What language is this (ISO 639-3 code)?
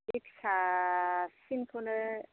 brx